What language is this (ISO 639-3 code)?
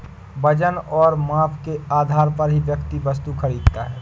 hin